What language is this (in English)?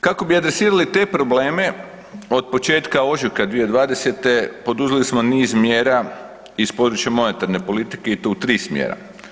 Croatian